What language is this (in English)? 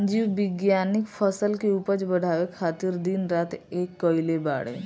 Bhojpuri